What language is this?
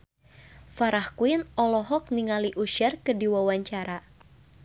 Sundanese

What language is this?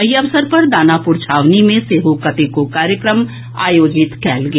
Maithili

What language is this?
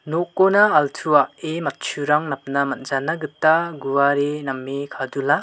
Garo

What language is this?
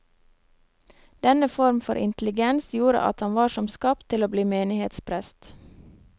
Norwegian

